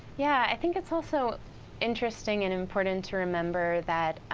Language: English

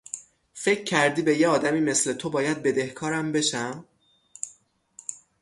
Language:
Persian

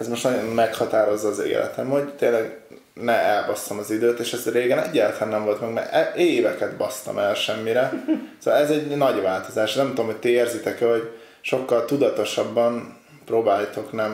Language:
Hungarian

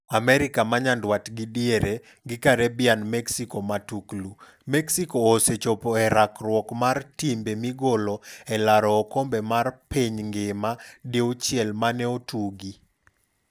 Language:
Luo (Kenya and Tanzania)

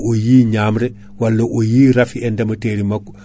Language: Fula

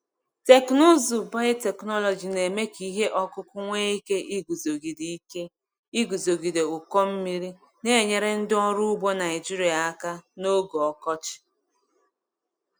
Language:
Igbo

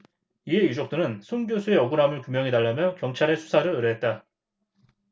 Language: Korean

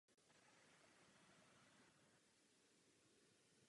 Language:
Czech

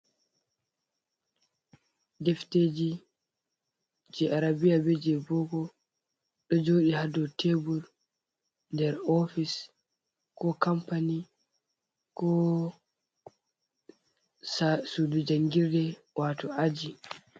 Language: Fula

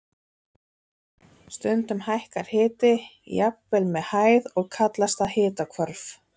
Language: Icelandic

